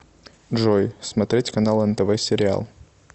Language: Russian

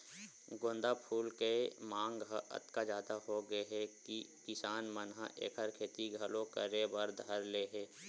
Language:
Chhattisgarhi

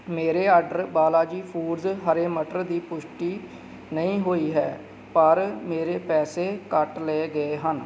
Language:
Punjabi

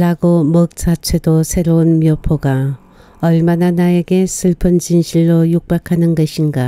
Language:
Korean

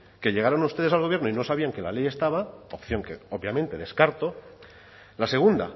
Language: Spanish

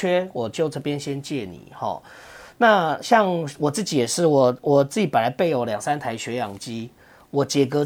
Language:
Chinese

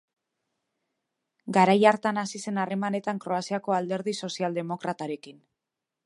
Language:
Basque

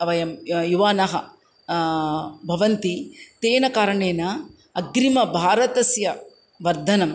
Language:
Sanskrit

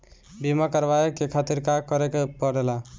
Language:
Bhojpuri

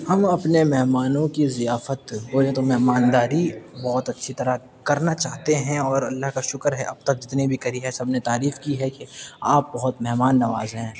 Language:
Urdu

